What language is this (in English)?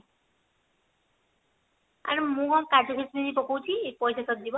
Odia